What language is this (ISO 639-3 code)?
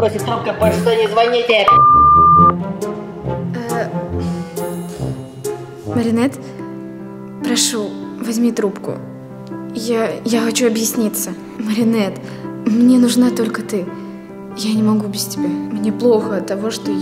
rus